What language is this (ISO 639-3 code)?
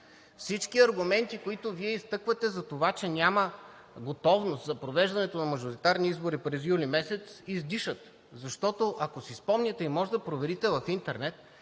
bul